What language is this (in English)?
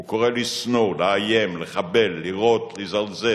Hebrew